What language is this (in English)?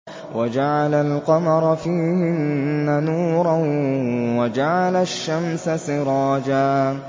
Arabic